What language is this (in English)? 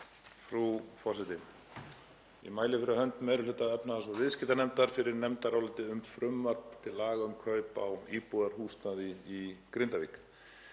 Icelandic